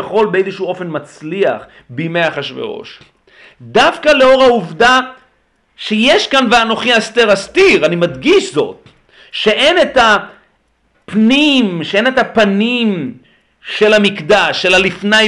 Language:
Hebrew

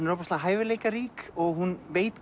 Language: Icelandic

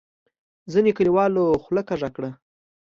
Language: Pashto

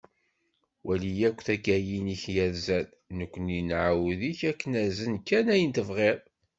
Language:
Kabyle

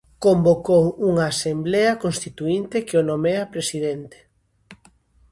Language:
Galician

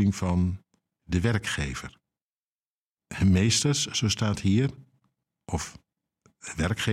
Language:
Dutch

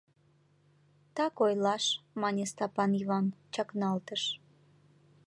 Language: Mari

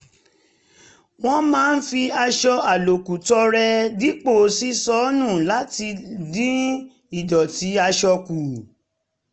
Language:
Yoruba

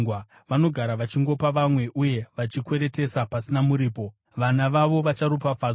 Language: Shona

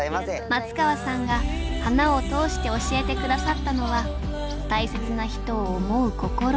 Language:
Japanese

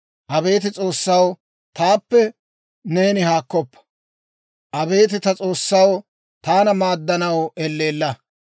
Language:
Dawro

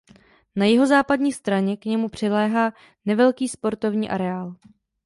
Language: Czech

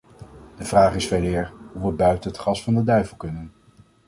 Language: Dutch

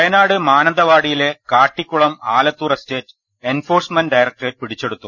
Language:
Malayalam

